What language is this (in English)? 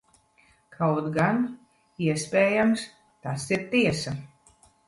Latvian